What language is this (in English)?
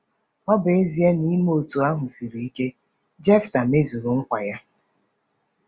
Igbo